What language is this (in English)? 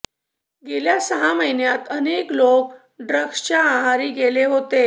Marathi